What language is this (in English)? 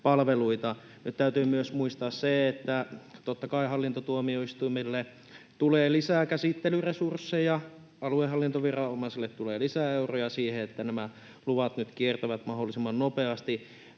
Finnish